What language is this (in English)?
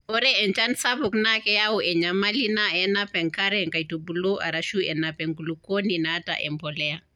Masai